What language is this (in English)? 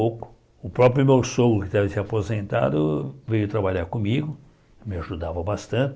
Portuguese